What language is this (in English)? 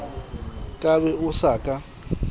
Southern Sotho